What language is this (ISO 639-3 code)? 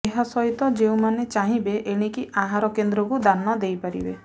ori